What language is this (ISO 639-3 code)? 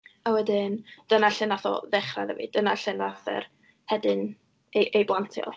cym